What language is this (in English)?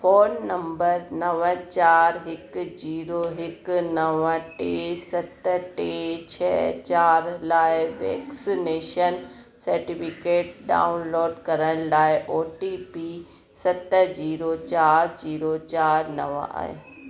Sindhi